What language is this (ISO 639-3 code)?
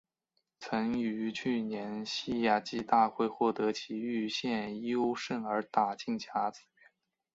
zho